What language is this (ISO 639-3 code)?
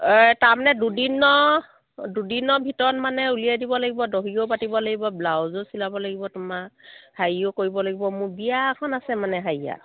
asm